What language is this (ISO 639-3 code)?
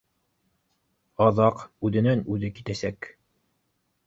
bak